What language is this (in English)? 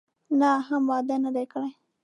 Pashto